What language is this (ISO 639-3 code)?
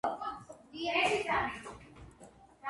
kat